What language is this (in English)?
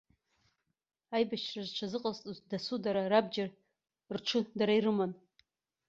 Abkhazian